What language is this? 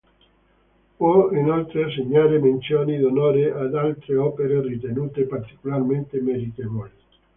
Italian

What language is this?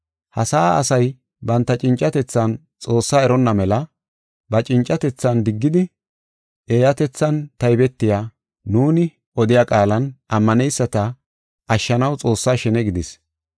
Gofa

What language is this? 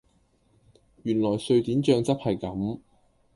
Cantonese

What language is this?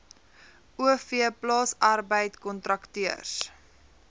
Afrikaans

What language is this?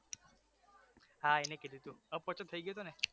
Gujarati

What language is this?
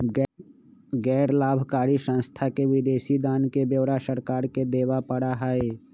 Magahi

